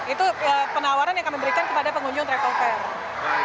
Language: Indonesian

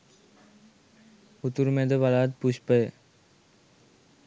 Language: Sinhala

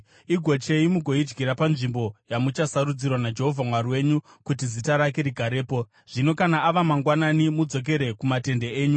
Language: Shona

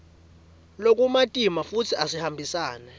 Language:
Swati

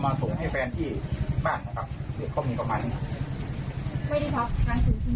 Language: Thai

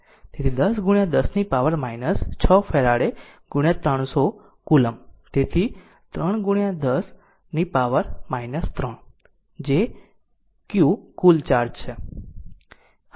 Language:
Gujarati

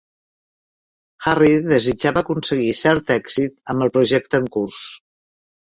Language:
Catalan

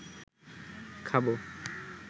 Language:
Bangla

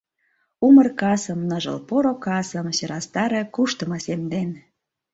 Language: Mari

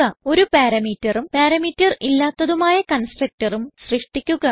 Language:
Malayalam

